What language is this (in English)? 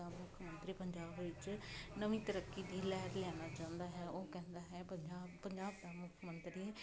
Punjabi